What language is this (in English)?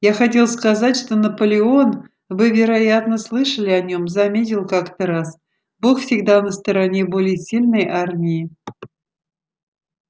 Russian